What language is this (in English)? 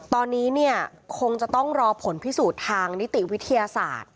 Thai